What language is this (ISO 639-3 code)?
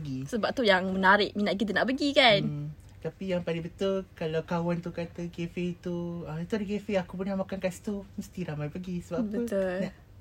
msa